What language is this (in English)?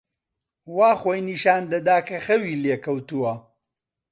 Central Kurdish